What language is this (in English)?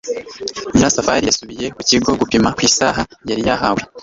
Kinyarwanda